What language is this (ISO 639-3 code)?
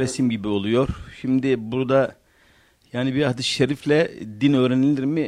tur